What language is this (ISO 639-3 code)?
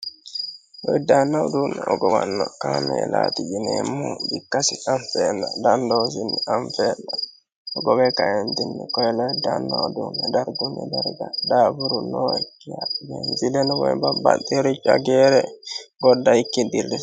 sid